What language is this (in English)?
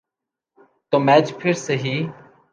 Urdu